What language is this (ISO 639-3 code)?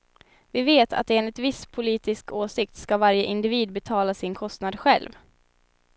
swe